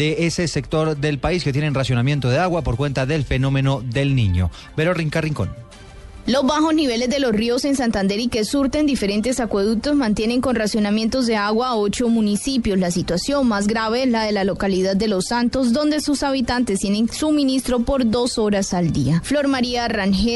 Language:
Spanish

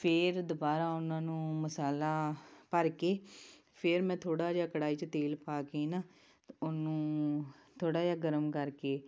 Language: Punjabi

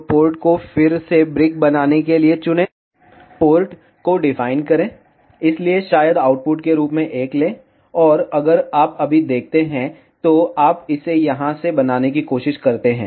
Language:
Hindi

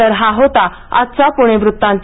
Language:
Marathi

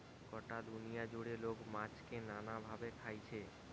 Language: Bangla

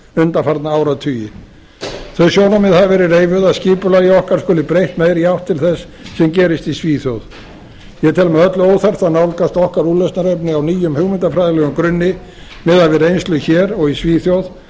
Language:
Icelandic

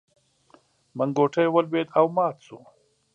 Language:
Pashto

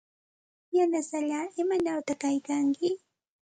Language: Santa Ana de Tusi Pasco Quechua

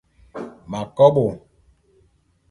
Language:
Bulu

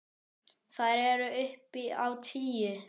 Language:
Icelandic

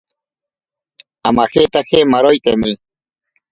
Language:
Ashéninka Perené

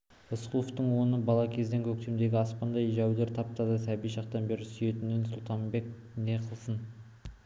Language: Kazakh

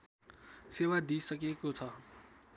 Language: Nepali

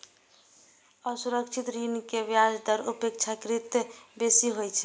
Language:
Maithili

